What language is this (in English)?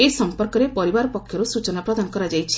Odia